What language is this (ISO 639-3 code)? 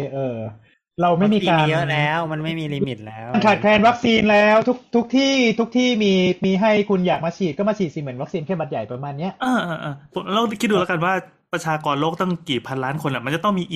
tha